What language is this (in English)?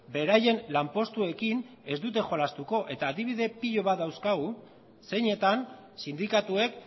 Basque